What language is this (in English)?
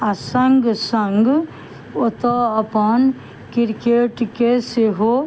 Maithili